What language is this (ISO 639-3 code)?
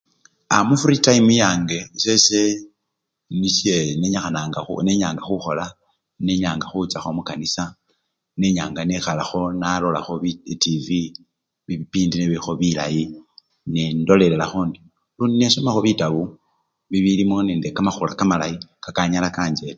luy